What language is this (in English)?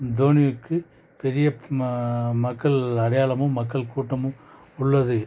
Tamil